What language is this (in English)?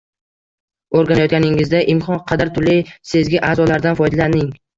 Uzbek